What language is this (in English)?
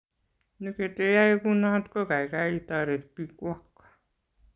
Kalenjin